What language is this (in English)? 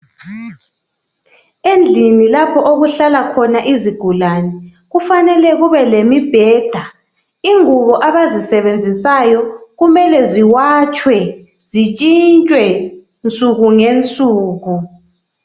North Ndebele